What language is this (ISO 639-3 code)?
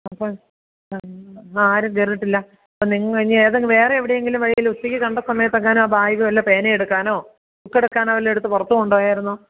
mal